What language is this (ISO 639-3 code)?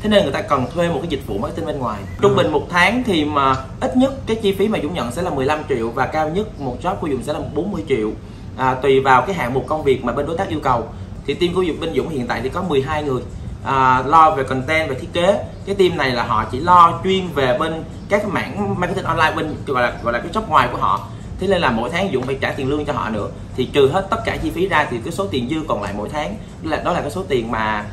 vie